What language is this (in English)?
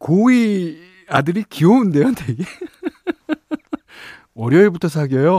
Korean